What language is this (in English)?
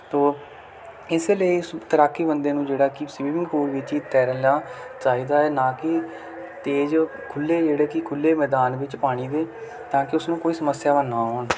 Punjabi